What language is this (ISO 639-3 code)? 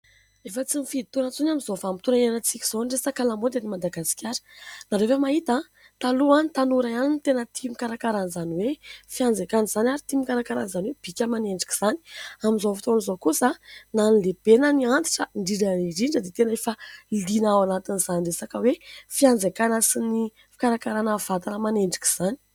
mlg